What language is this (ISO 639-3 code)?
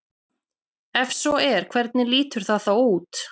isl